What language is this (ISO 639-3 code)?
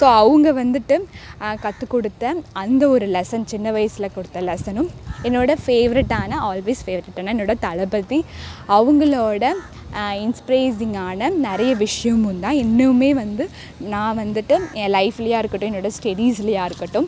tam